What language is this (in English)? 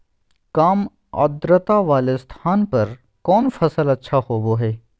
Magahi